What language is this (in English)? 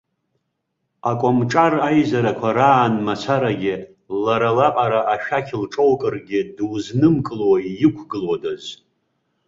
Abkhazian